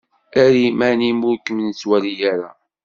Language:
Kabyle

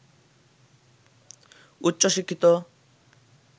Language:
Bangla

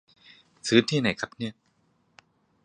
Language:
Thai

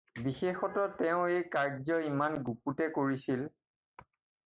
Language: Assamese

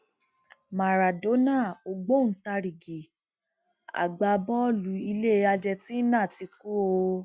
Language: Yoruba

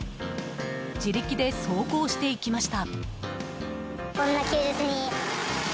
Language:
Japanese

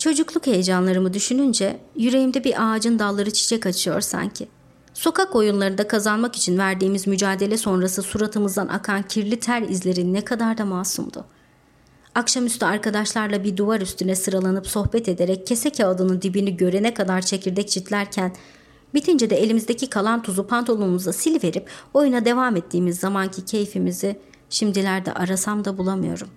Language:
Turkish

